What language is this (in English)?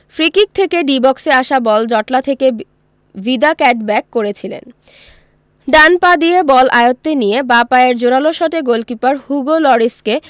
Bangla